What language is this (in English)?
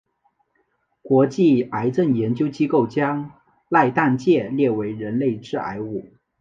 Chinese